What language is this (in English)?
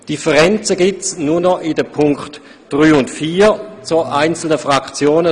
Swiss German